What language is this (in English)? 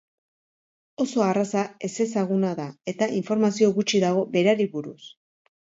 Basque